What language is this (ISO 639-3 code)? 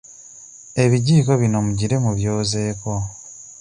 lug